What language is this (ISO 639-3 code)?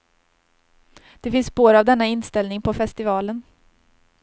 swe